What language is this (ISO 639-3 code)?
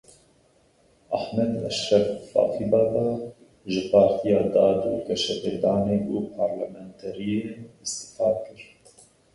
kur